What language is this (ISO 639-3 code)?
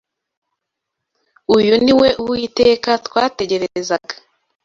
kin